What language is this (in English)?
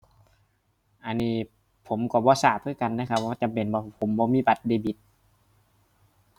Thai